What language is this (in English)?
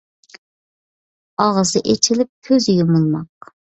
Uyghur